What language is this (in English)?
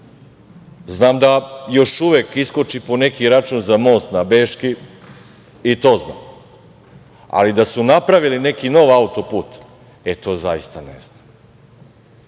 Serbian